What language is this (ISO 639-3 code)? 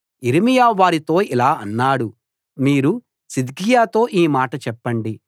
tel